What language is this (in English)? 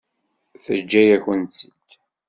Kabyle